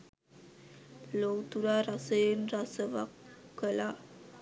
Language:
Sinhala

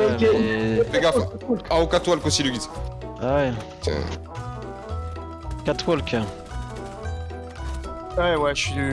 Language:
French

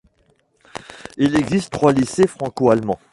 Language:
French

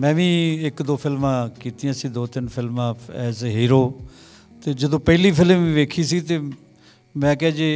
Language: Punjabi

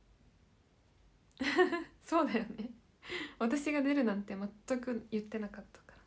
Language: Japanese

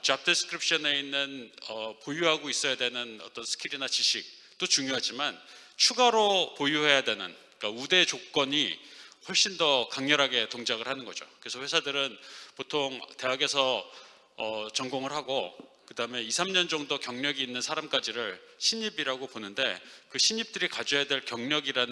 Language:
Korean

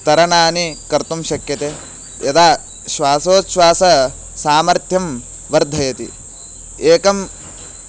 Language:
Sanskrit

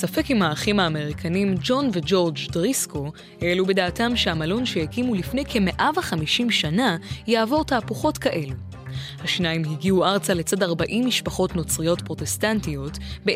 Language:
Hebrew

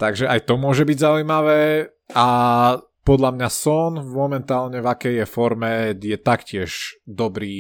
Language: Slovak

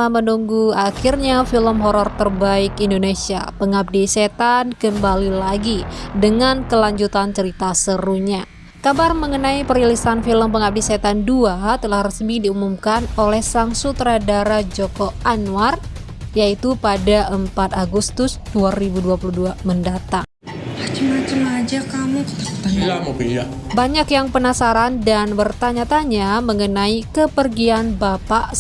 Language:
Indonesian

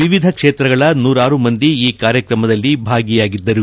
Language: Kannada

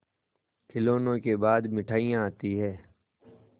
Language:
Hindi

